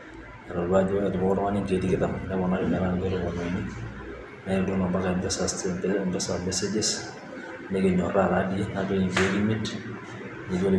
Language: Masai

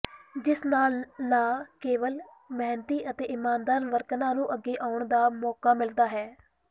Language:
Punjabi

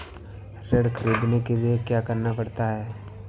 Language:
Hindi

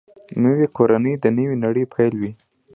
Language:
Pashto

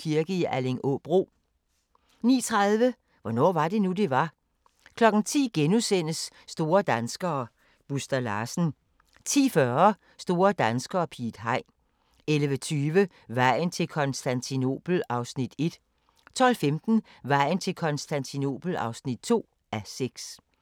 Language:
Danish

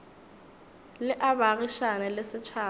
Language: Northern Sotho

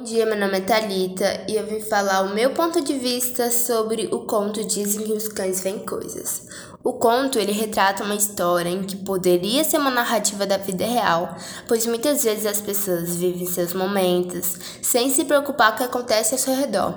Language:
Portuguese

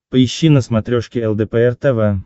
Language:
Russian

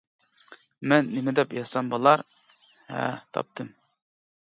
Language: Uyghur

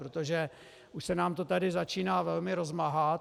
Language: Czech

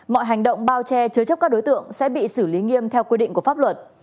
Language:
Vietnamese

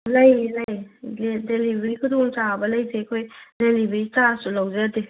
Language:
Manipuri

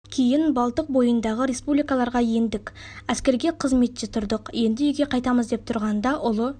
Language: Kazakh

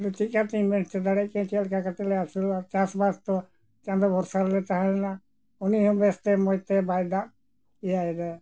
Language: Santali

